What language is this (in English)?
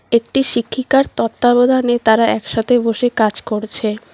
Bangla